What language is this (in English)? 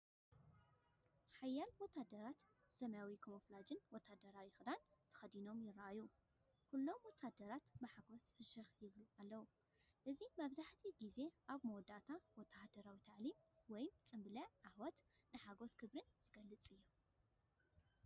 Tigrinya